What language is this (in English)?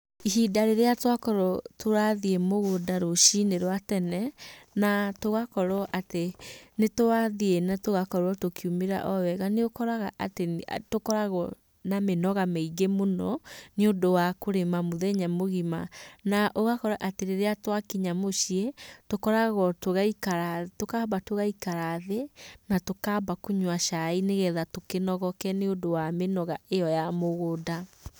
Kikuyu